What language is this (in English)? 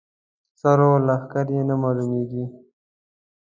Pashto